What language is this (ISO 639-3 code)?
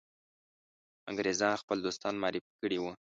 pus